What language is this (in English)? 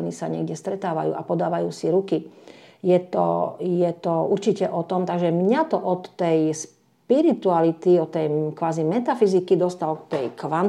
Slovak